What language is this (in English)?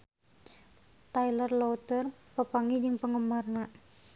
Sundanese